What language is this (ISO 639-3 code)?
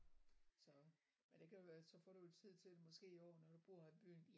dan